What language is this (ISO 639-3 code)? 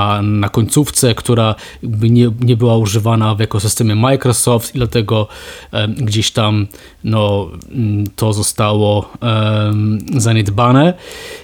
pol